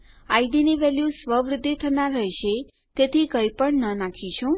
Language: Gujarati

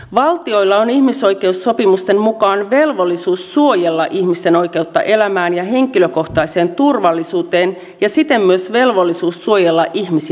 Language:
Finnish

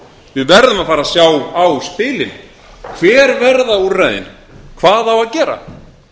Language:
Icelandic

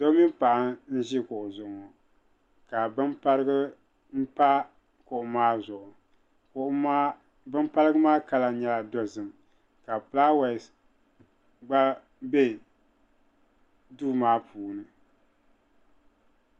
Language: Dagbani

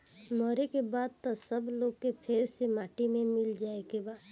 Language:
Bhojpuri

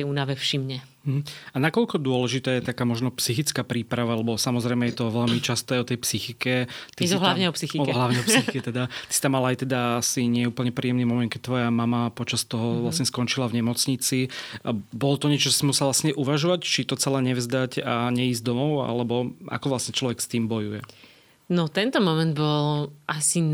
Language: Slovak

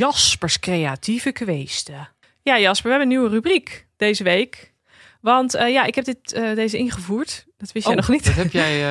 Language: Dutch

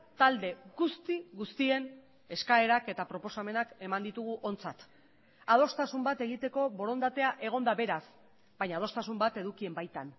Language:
Basque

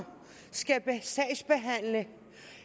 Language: Danish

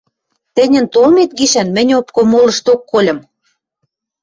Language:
Western Mari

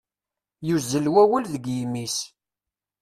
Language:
Kabyle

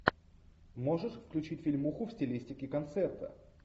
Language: Russian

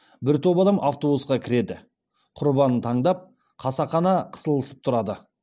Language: Kazakh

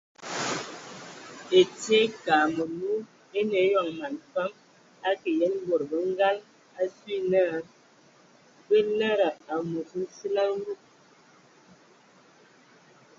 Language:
Ewondo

